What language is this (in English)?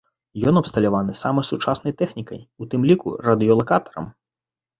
Belarusian